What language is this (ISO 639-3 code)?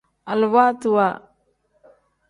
kdh